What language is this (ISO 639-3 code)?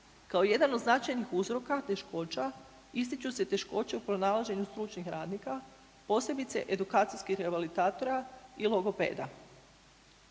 hrv